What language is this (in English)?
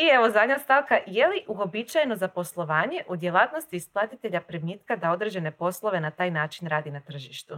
Croatian